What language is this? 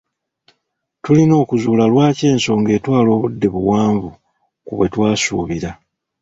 Ganda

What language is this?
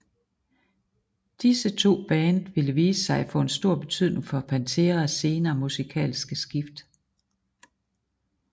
Danish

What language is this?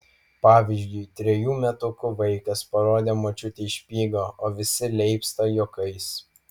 Lithuanian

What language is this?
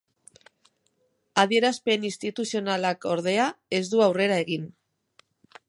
Basque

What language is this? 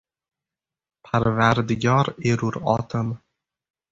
Uzbek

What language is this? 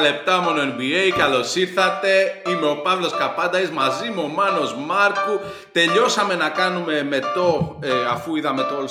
Greek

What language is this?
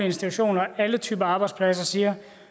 Danish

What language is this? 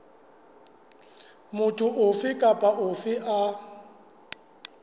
Southern Sotho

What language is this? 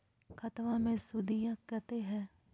Magahi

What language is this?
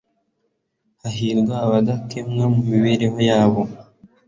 Kinyarwanda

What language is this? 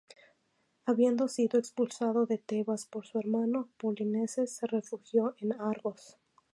Spanish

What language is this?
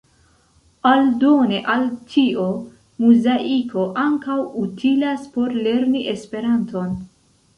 Esperanto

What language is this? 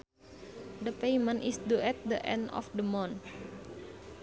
Sundanese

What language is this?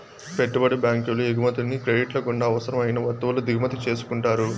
Telugu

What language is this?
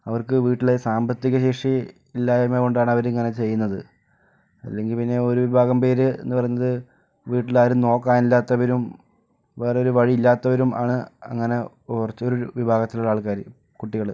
Malayalam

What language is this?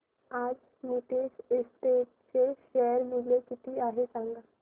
Marathi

